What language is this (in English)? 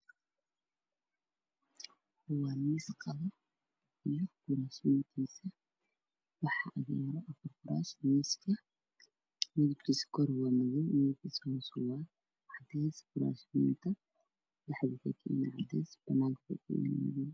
Somali